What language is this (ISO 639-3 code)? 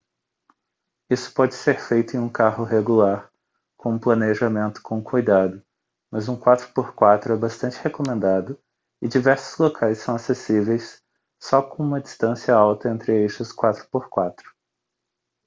por